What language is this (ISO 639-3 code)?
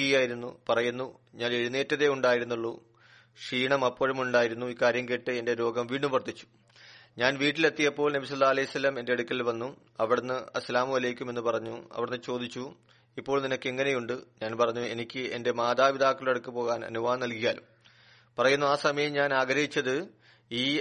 mal